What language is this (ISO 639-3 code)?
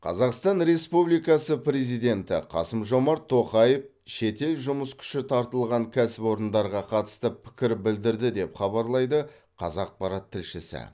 kaz